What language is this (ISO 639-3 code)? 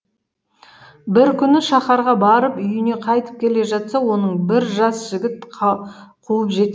kaz